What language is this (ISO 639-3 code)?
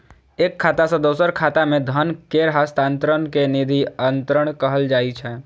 mai